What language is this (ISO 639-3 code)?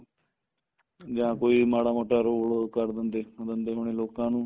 pan